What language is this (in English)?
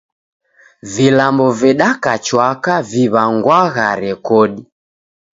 Taita